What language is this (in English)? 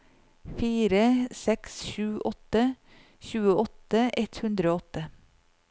Norwegian